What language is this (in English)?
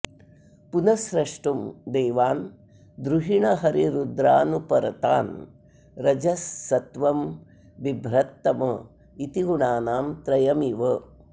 Sanskrit